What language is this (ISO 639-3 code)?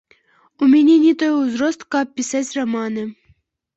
bel